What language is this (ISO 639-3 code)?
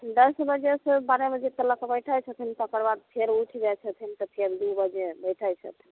mai